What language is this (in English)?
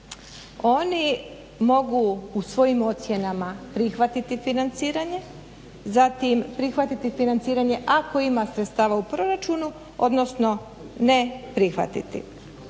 Croatian